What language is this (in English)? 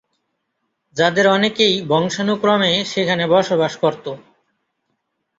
Bangla